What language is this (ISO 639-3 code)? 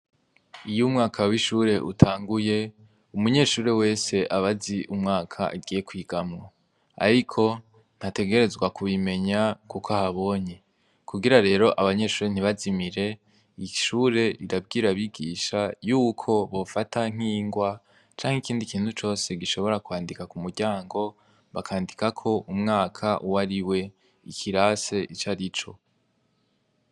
run